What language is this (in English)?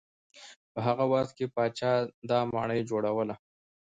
Pashto